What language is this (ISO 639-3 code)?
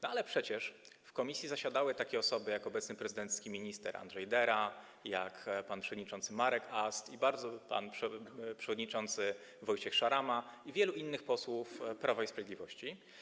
pol